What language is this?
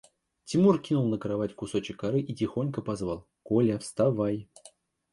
Russian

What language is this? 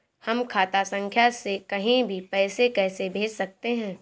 Hindi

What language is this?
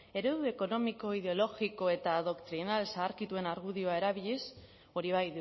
Basque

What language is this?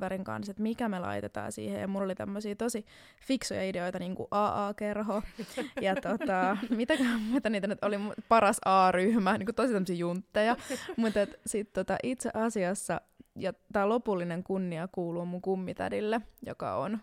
Finnish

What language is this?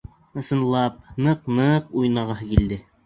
Bashkir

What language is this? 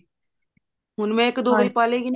Punjabi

